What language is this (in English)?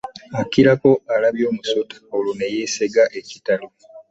Ganda